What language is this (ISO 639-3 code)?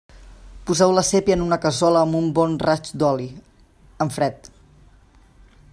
cat